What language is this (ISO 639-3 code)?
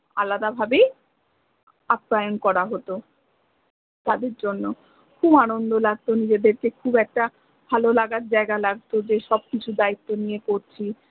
ben